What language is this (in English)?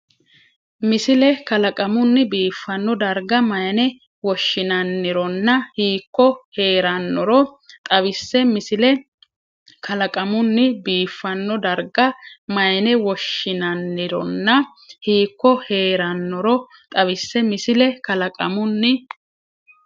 Sidamo